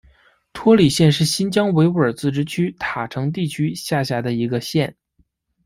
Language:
Chinese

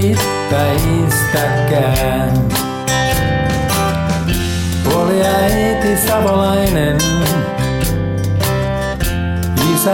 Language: Finnish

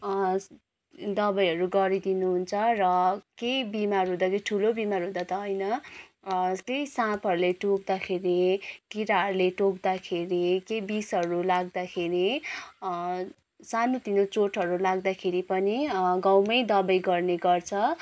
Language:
Nepali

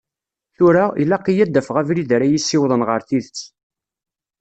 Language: Kabyle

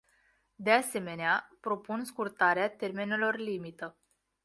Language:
Romanian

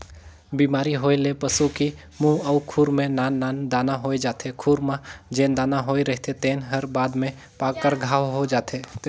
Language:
Chhattisgarhi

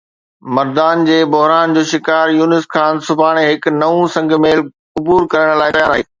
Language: Sindhi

